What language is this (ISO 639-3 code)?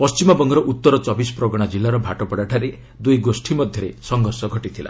ori